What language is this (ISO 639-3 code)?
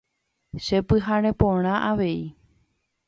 grn